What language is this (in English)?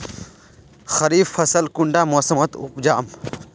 Magahi